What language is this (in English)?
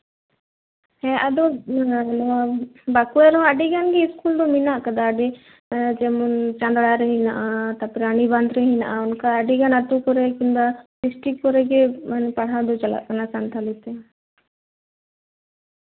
Santali